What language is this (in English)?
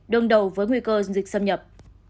Vietnamese